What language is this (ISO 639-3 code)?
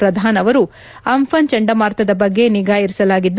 kan